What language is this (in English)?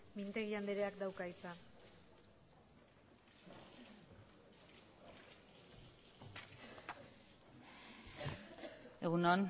Basque